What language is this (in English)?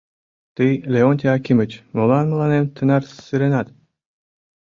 Mari